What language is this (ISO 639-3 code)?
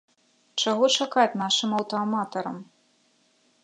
bel